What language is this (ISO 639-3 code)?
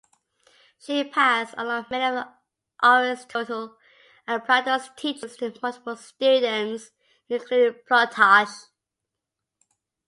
eng